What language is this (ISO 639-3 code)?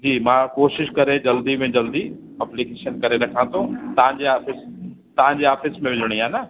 snd